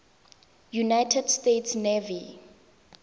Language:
Tswana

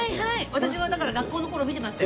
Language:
Japanese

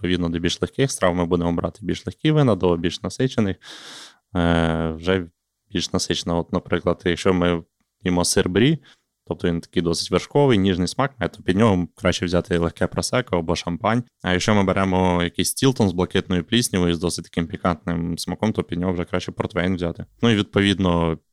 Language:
Ukrainian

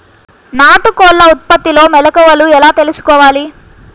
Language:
Telugu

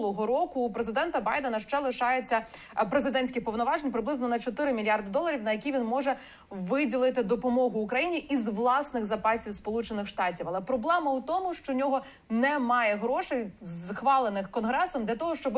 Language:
Ukrainian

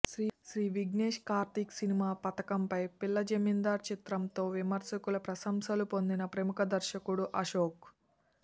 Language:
Telugu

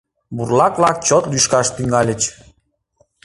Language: Mari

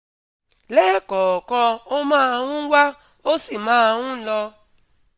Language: Yoruba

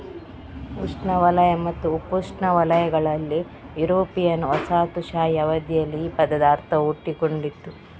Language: Kannada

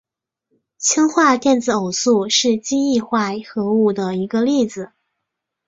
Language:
Chinese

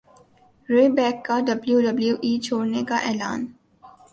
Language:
Urdu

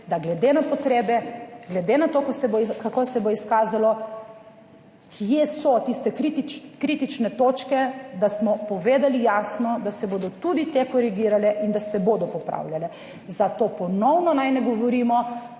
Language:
Slovenian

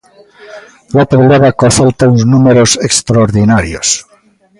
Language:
Galician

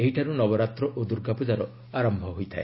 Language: Odia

